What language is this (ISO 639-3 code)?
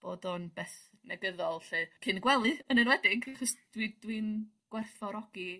cym